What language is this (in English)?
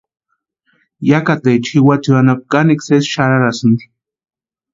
Western Highland Purepecha